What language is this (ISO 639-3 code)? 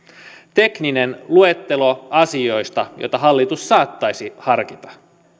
fin